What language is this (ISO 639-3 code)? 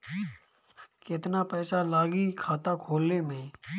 bho